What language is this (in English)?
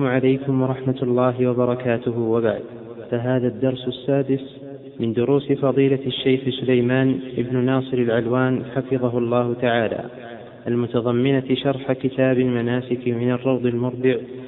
Arabic